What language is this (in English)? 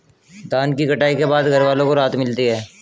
Hindi